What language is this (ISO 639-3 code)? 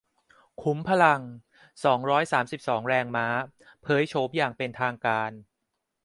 tha